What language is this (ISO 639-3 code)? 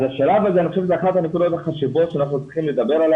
heb